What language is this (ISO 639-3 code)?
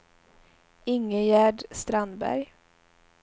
swe